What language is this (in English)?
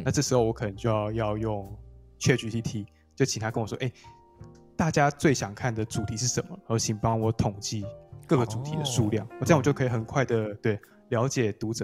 Chinese